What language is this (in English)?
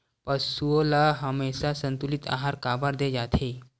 Chhattisgarhi